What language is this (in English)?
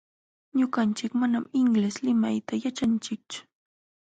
Jauja Wanca Quechua